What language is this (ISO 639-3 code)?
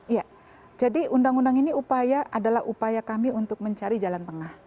ind